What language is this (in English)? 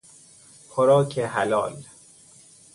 Persian